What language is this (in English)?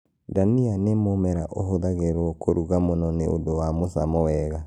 Kikuyu